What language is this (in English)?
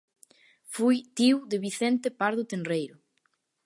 Galician